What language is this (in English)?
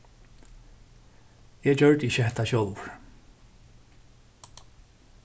Faroese